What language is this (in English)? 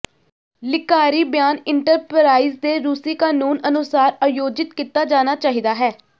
Punjabi